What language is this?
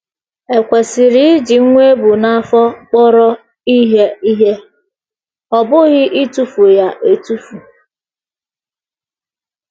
Igbo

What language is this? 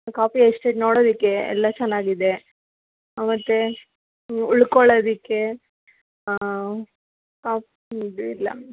Kannada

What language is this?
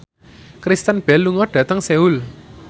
Javanese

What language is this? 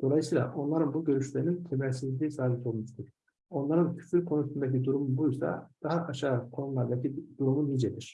Turkish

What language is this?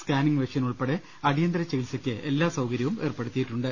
Malayalam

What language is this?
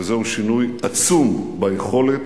Hebrew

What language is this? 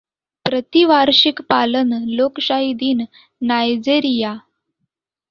Marathi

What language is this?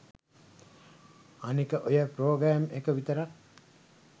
Sinhala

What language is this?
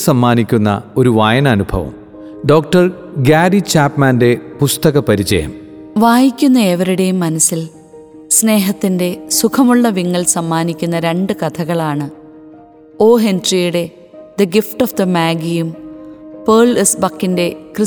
Malayalam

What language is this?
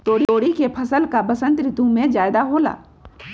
Magahi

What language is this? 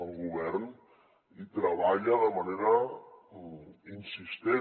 Catalan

